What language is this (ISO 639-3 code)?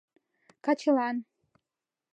chm